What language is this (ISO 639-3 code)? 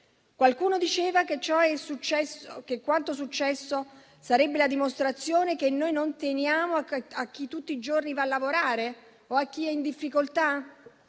ita